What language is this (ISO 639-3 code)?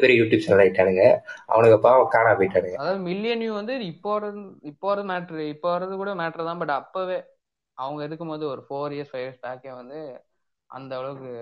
tam